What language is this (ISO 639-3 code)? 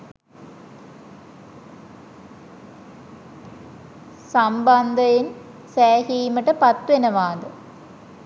sin